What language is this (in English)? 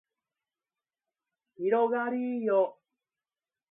Japanese